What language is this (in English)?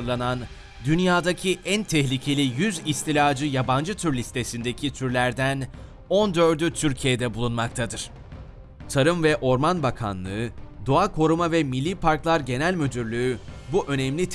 Turkish